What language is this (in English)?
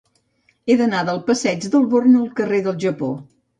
Catalan